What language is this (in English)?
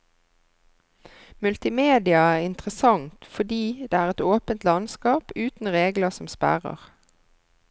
Norwegian